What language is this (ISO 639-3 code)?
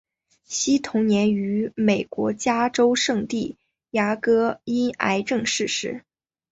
zho